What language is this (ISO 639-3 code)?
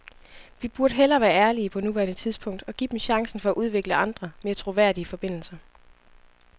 dan